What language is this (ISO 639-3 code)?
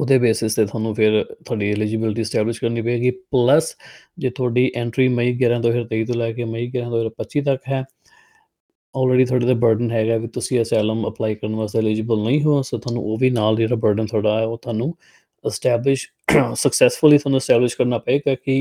pan